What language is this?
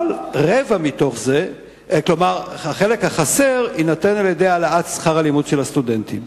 Hebrew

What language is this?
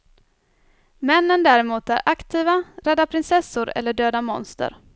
Swedish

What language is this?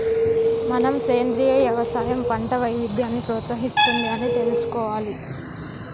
Telugu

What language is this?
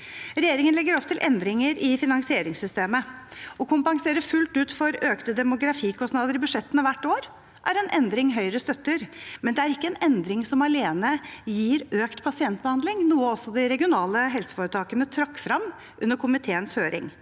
Norwegian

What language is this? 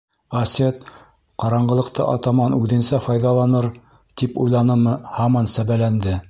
Bashkir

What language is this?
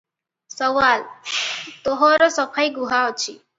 Odia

